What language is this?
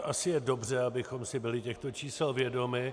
Czech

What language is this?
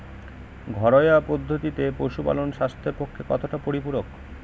Bangla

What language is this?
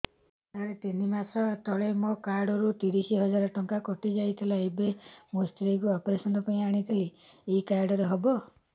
Odia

